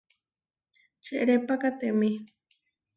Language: Huarijio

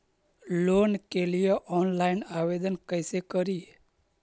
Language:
Magahi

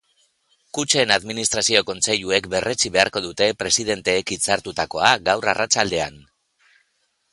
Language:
Basque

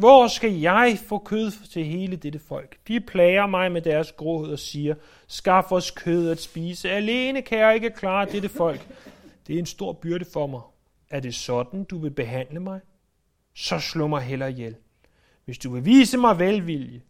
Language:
Danish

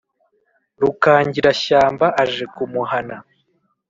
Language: Kinyarwanda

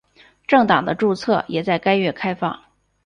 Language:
Chinese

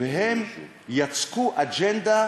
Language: Hebrew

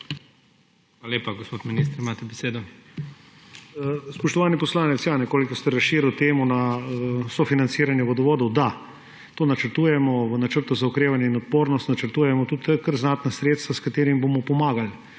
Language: Slovenian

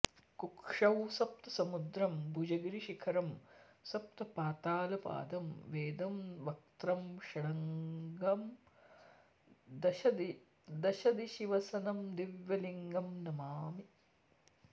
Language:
Sanskrit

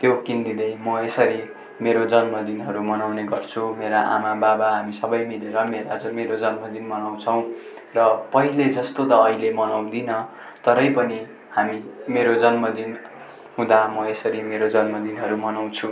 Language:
Nepali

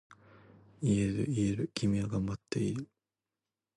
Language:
Japanese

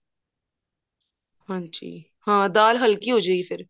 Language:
Punjabi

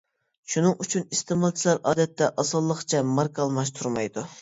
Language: Uyghur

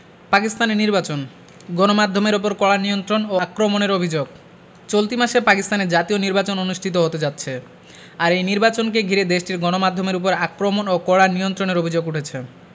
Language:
Bangla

